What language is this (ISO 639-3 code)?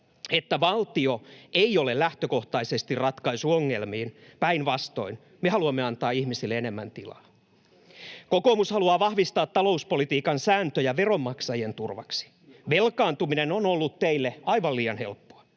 fin